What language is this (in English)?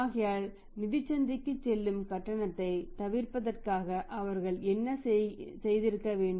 Tamil